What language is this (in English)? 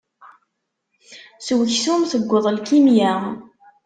Kabyle